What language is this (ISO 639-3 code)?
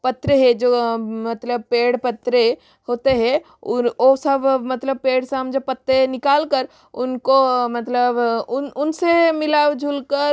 hin